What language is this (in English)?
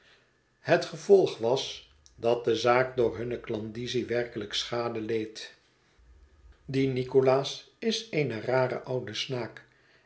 Dutch